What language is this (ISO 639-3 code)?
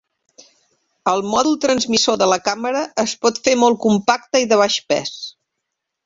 cat